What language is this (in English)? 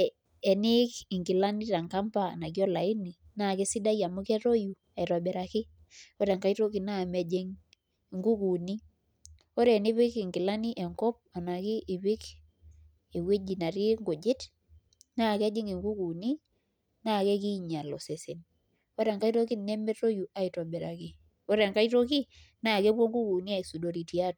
Masai